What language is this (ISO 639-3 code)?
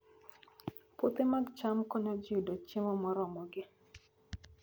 luo